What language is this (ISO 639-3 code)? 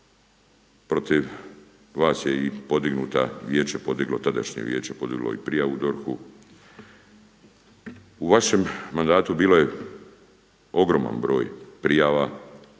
hrv